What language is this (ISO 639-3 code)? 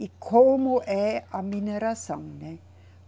por